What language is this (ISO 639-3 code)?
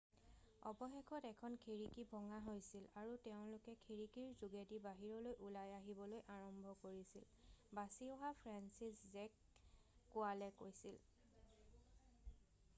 asm